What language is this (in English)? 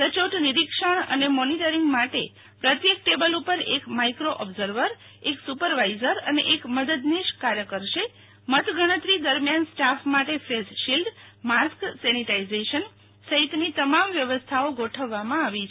Gujarati